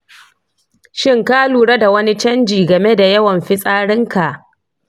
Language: Hausa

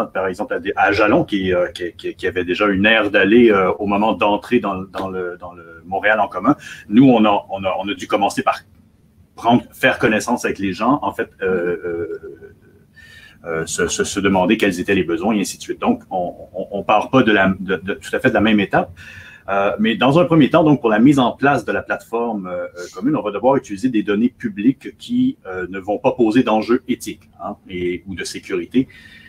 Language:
French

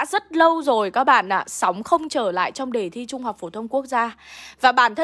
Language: Vietnamese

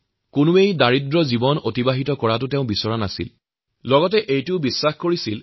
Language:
Assamese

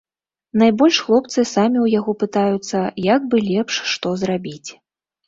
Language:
Belarusian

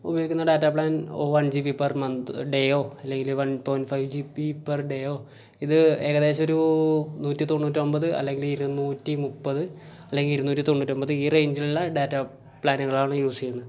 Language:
Malayalam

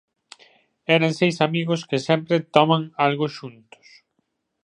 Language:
Galician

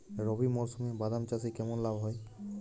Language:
Bangla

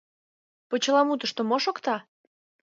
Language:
Mari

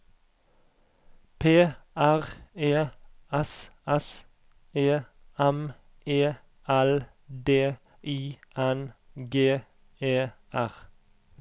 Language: Norwegian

